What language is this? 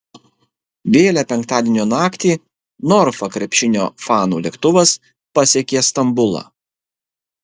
Lithuanian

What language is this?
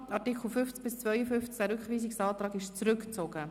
Swiss German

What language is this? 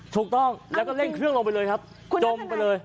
Thai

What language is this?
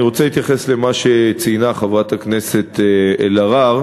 Hebrew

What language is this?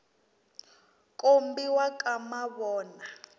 Tsonga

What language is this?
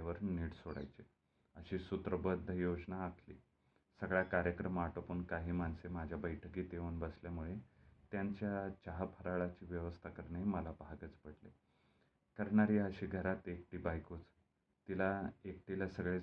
Marathi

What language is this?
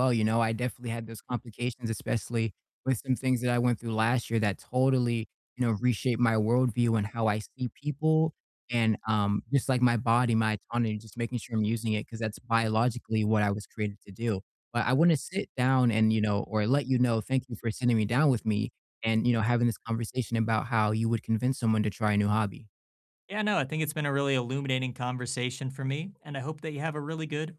English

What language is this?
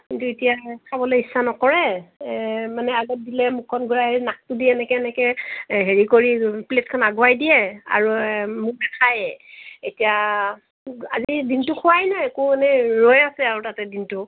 Assamese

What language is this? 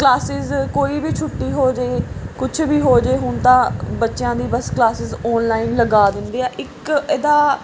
Punjabi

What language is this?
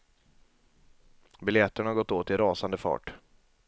Swedish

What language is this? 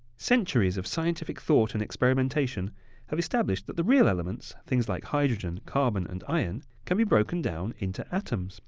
English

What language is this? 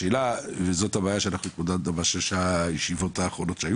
Hebrew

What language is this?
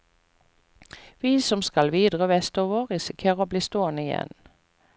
Norwegian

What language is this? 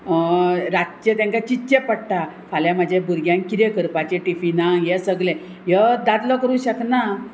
Konkani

